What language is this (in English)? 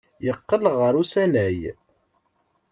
Kabyle